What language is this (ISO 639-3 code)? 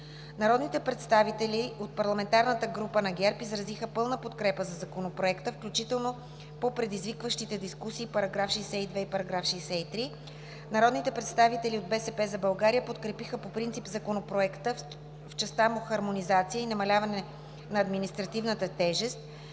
bul